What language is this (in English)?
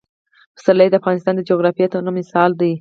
Pashto